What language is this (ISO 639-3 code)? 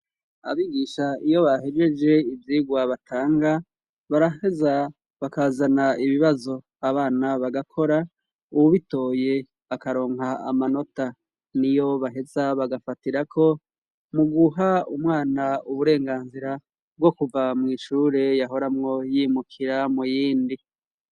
run